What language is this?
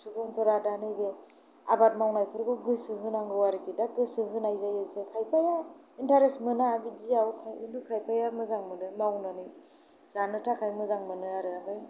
Bodo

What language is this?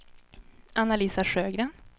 Swedish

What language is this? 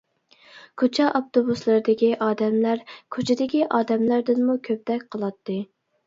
Uyghur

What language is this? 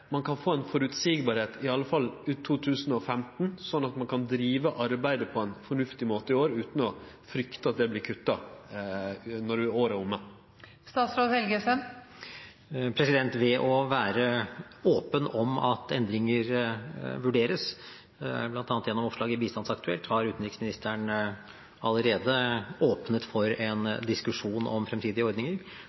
Norwegian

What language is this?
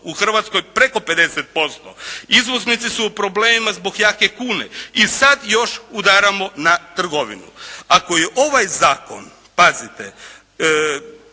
Croatian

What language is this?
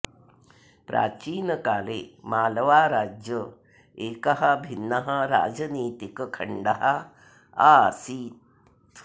Sanskrit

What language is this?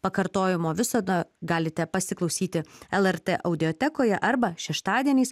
Lithuanian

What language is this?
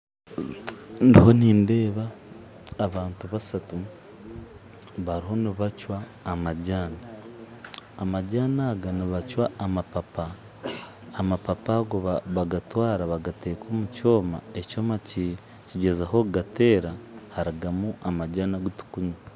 Nyankole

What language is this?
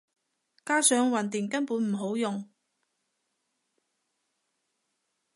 Cantonese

